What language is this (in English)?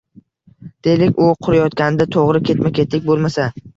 Uzbek